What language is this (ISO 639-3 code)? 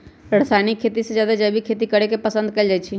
mag